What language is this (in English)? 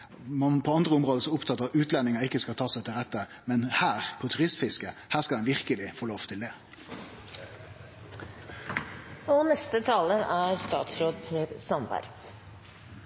Norwegian